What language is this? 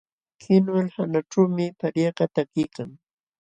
Jauja Wanca Quechua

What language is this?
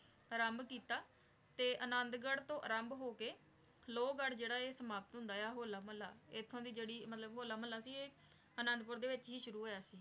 Punjabi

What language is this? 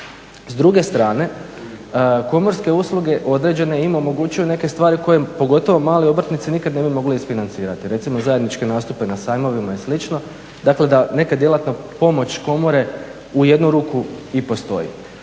Croatian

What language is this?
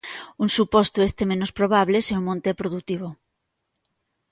Galician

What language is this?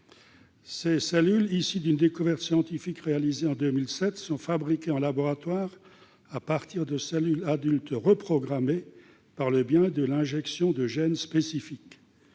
French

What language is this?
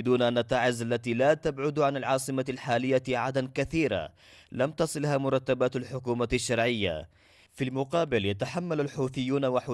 Arabic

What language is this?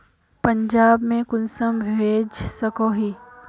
Magahi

